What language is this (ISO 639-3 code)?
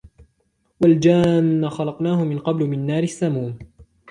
ara